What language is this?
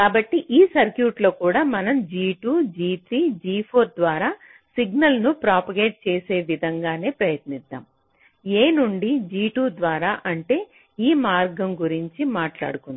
Telugu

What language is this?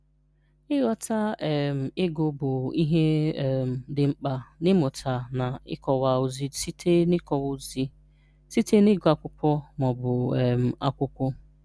Igbo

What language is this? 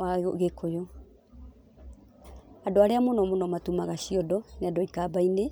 Kikuyu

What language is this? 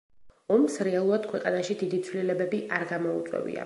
Georgian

